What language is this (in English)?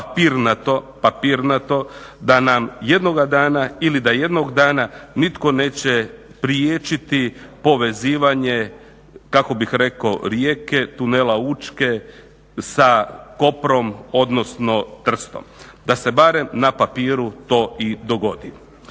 Croatian